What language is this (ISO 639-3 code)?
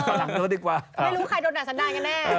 tha